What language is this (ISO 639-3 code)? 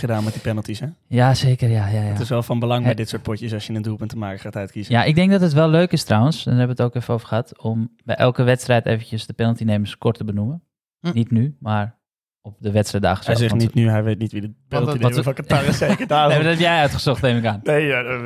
nld